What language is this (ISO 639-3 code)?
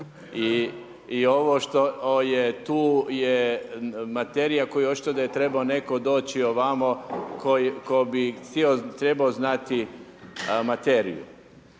hrv